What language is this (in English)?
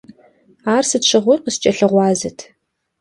Kabardian